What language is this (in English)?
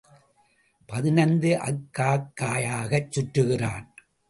Tamil